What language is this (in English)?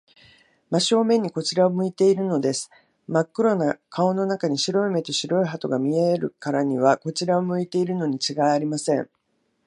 Japanese